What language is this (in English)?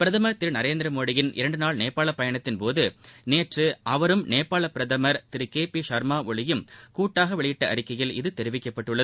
Tamil